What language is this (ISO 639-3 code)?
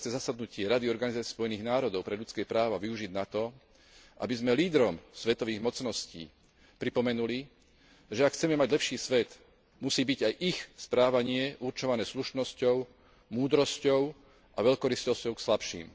slk